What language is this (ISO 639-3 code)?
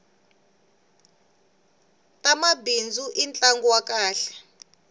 tso